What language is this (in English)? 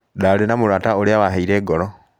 Kikuyu